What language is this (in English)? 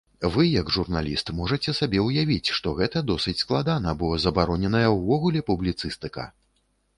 Belarusian